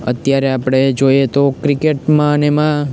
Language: Gujarati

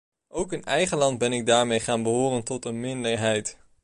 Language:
Dutch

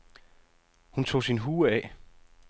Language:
Danish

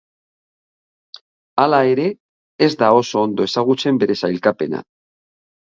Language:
Basque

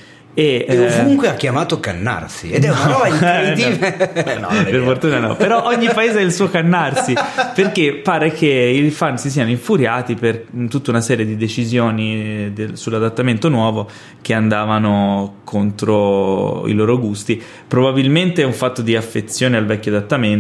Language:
Italian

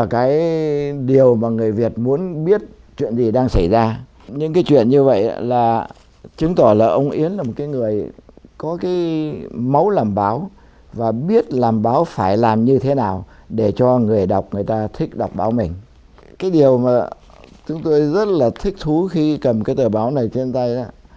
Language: Vietnamese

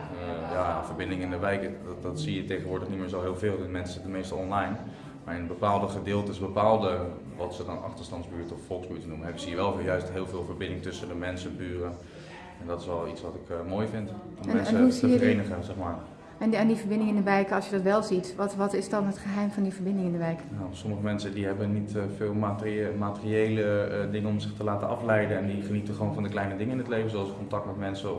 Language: Dutch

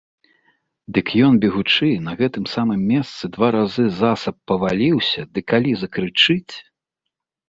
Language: Belarusian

